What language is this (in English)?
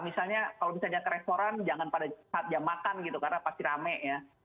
Indonesian